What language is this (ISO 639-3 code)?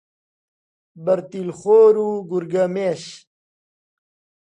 ckb